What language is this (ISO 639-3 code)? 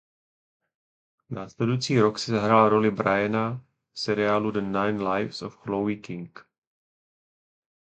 ces